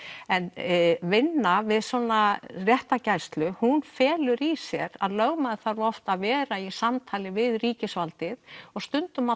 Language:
Icelandic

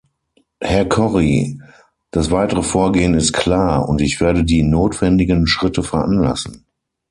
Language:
German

